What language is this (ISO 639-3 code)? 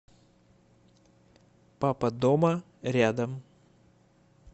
rus